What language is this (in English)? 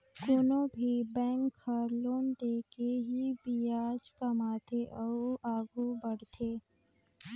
Chhattisgarhi